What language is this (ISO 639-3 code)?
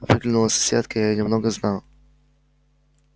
rus